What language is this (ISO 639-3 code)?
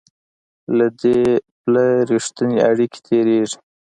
pus